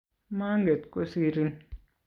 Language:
Kalenjin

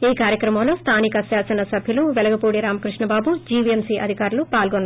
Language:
Telugu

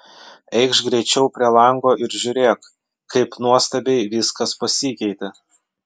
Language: Lithuanian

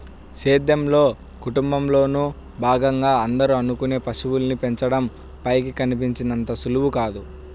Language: Telugu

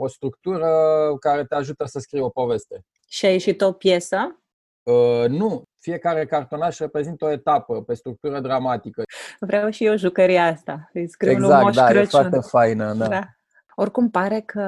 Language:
Romanian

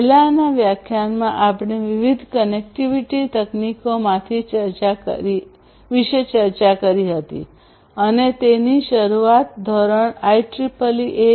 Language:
Gujarati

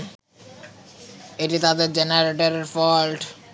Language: Bangla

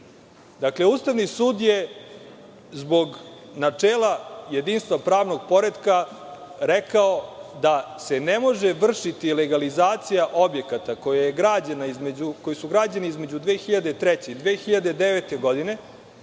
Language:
Serbian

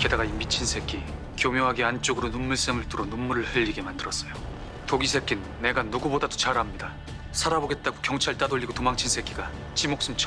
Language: Korean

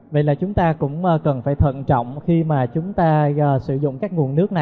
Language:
Vietnamese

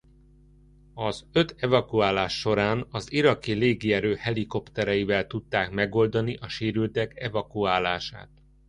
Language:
Hungarian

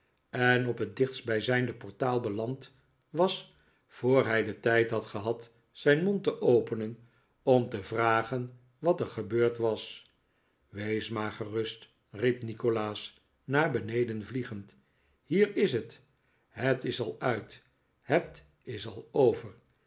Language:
Dutch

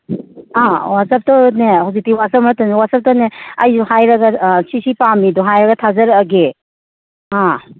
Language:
Manipuri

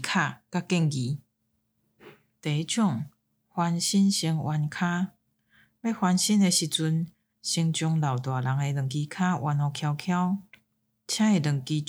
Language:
Chinese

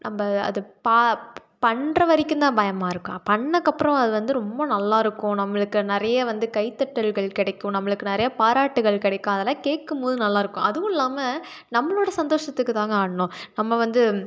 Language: Tamil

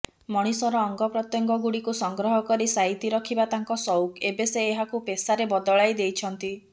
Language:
Odia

